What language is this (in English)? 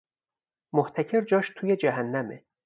Persian